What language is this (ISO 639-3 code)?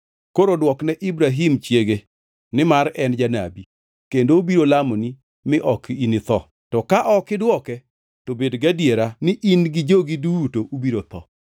luo